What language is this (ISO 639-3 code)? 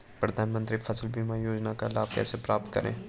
hin